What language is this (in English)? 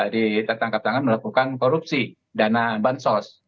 Indonesian